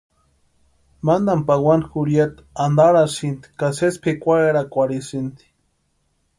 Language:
Western Highland Purepecha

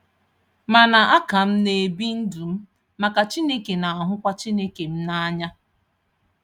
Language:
Igbo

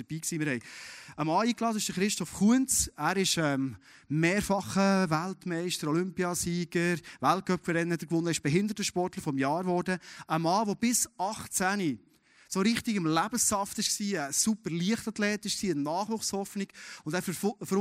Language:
German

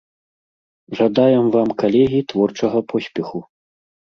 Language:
Belarusian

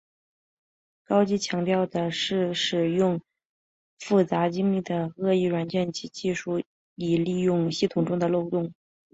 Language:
Chinese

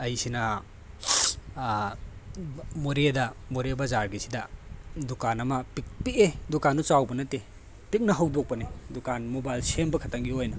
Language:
Manipuri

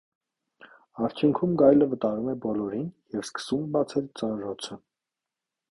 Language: Armenian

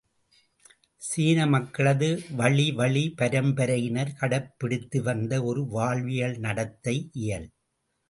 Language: Tamil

